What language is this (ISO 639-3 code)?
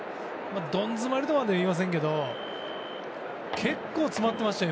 jpn